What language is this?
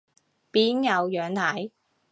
Cantonese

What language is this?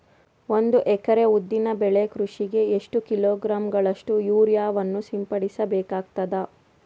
Kannada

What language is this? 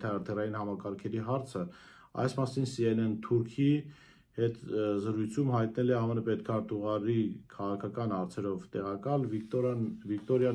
Romanian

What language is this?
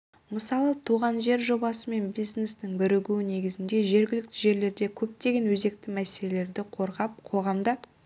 Kazakh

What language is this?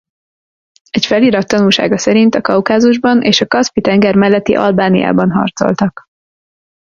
Hungarian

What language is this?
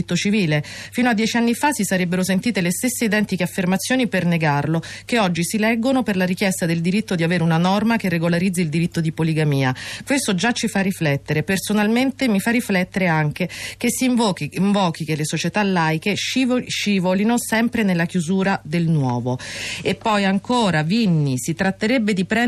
Italian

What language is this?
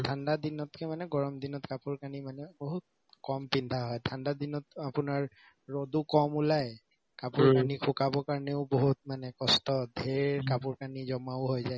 Assamese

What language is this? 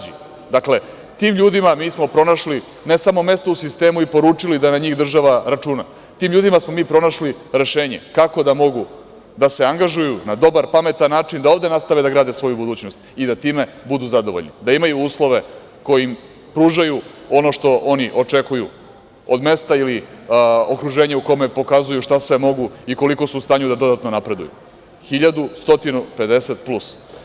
Serbian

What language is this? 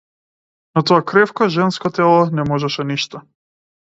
Macedonian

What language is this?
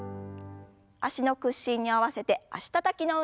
Japanese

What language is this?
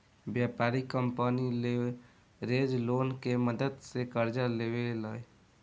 Bhojpuri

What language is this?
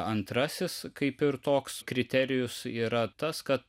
Lithuanian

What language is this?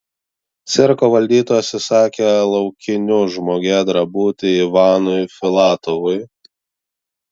Lithuanian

